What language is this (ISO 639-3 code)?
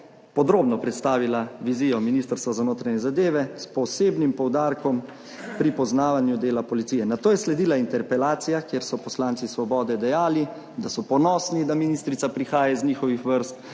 slv